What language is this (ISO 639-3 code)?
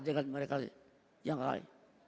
ind